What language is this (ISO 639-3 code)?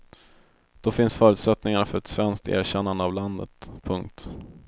swe